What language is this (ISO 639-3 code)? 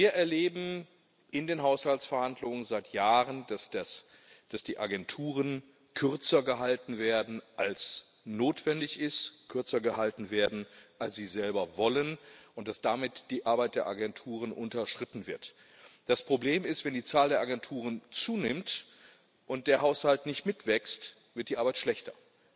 deu